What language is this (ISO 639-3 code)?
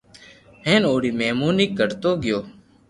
lrk